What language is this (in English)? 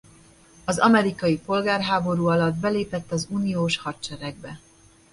Hungarian